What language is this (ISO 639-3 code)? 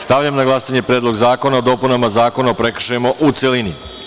srp